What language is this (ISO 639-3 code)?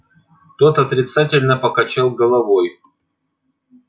rus